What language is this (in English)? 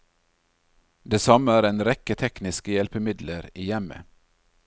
Norwegian